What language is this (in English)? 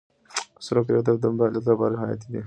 Pashto